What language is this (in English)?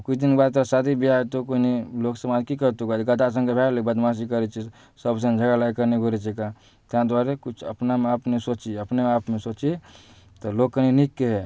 Maithili